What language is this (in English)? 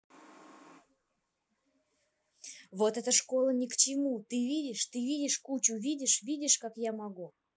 Russian